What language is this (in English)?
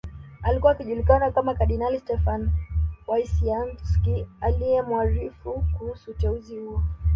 Swahili